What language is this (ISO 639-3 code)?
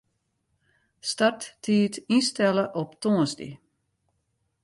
fry